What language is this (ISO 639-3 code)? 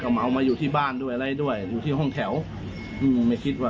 tha